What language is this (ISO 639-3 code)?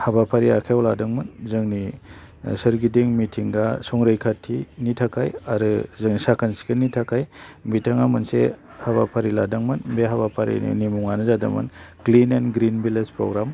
brx